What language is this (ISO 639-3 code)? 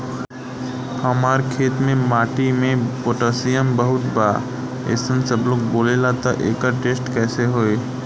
bho